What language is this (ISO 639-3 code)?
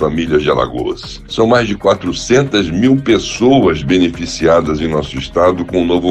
por